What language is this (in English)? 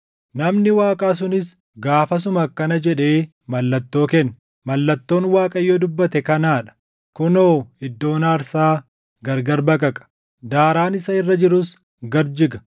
Oromo